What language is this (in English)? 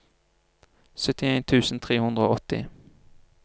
Norwegian